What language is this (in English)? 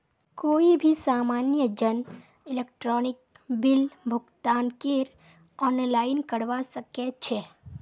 Magahi